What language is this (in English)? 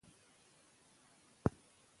Pashto